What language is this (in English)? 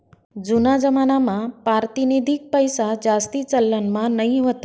Marathi